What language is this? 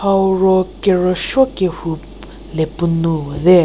Angami Naga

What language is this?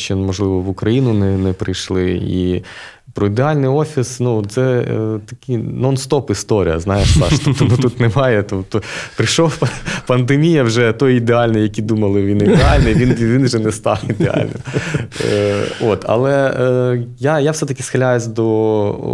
Ukrainian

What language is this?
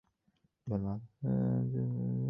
Uzbek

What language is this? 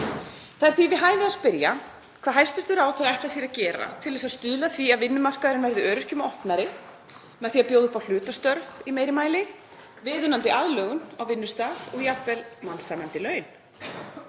Icelandic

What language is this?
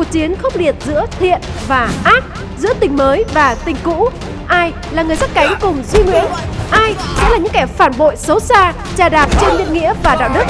Vietnamese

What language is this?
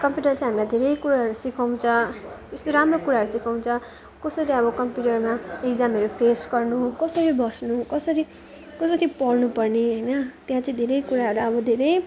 Nepali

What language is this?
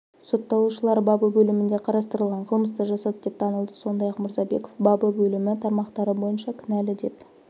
Kazakh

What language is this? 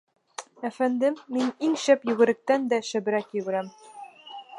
Bashkir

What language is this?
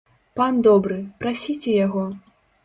Belarusian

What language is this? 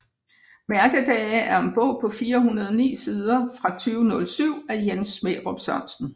Danish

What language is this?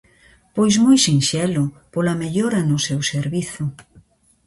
Galician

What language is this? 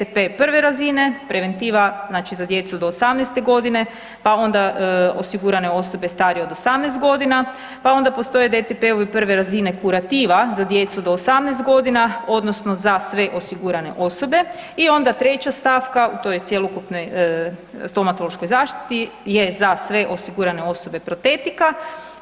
Croatian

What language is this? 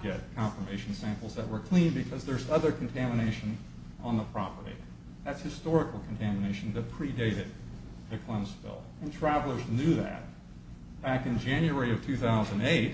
English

